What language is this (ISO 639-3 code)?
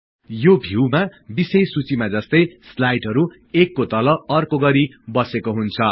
nep